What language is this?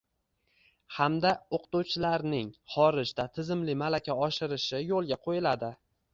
Uzbek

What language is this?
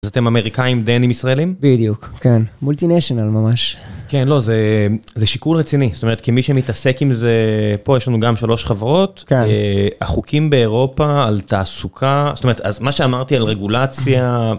Hebrew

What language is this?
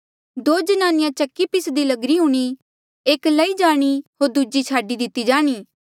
Mandeali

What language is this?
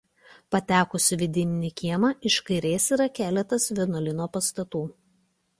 Lithuanian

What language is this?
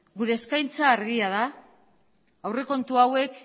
Basque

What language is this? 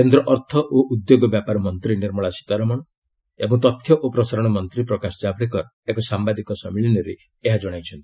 Odia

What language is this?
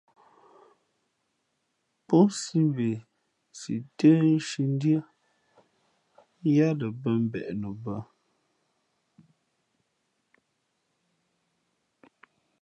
Fe'fe'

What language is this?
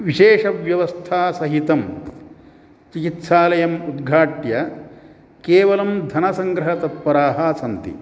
Sanskrit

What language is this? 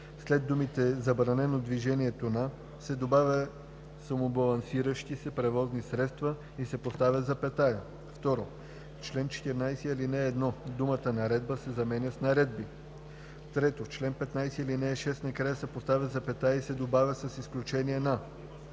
Bulgarian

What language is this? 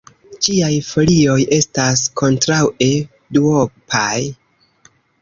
Esperanto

